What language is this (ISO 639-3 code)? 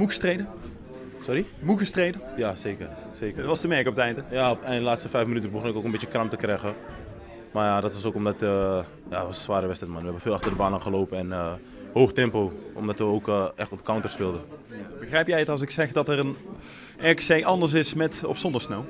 nld